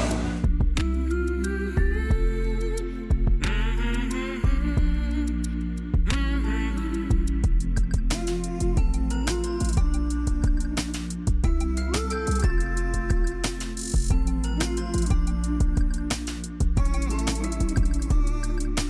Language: Korean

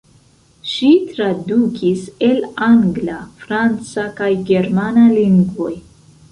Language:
Esperanto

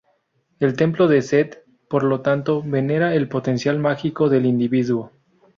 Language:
Spanish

